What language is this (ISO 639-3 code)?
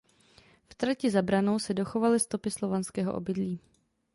ces